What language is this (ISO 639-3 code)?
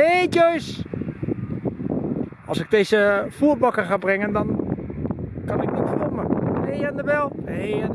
nld